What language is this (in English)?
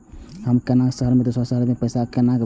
Maithili